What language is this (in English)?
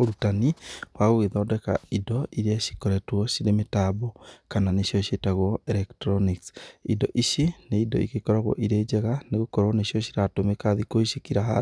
Kikuyu